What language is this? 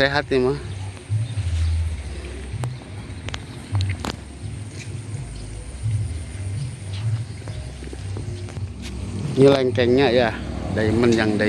Indonesian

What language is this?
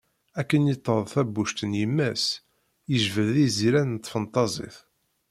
Kabyle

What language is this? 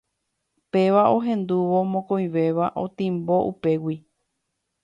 Guarani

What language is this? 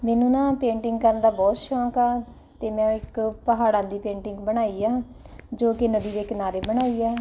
Punjabi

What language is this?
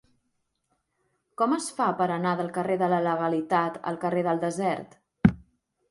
Catalan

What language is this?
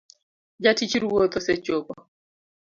Luo (Kenya and Tanzania)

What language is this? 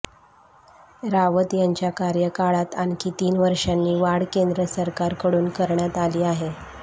Marathi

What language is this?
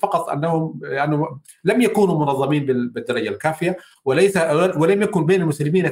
Arabic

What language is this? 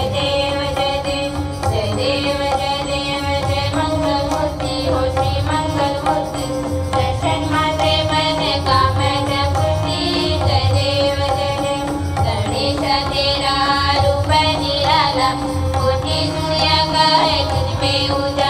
Thai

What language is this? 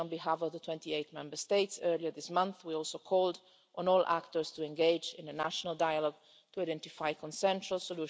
English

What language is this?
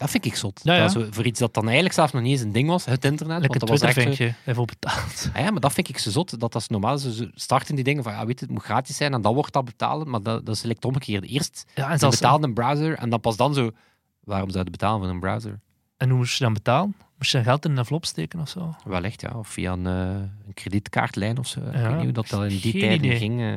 Dutch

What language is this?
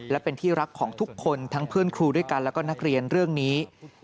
Thai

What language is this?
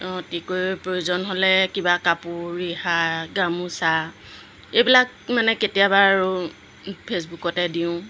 Assamese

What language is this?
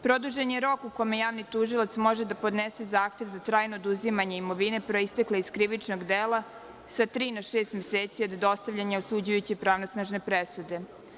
Serbian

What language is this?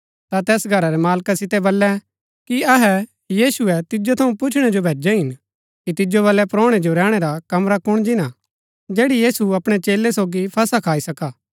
Gaddi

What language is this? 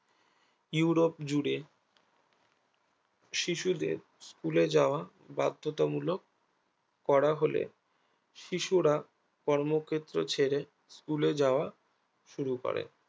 Bangla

